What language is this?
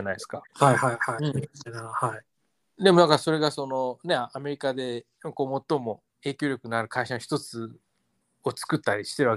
Japanese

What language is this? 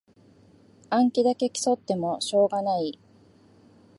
Japanese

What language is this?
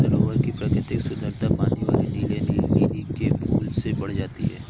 Hindi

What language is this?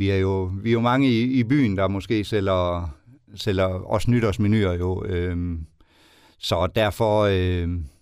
Danish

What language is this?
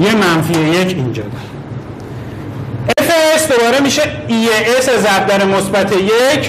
Persian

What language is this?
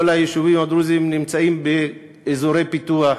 Hebrew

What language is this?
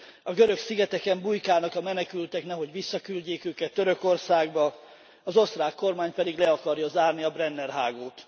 Hungarian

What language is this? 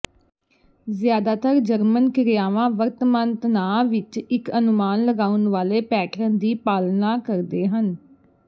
Punjabi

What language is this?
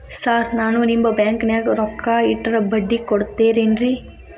Kannada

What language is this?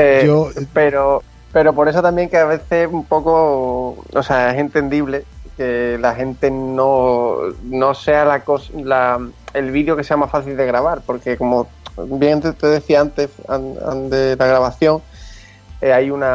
Spanish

